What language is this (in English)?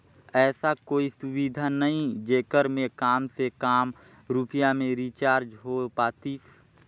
Chhattisgarhi